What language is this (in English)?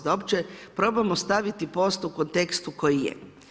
Croatian